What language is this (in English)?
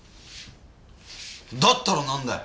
Japanese